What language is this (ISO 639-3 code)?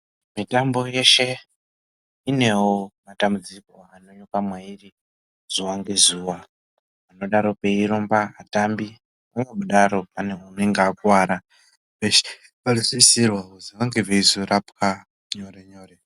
ndc